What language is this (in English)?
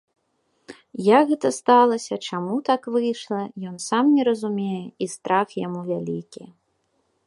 Belarusian